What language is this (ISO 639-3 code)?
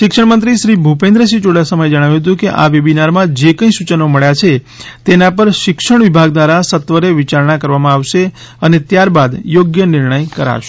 guj